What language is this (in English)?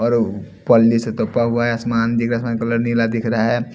Hindi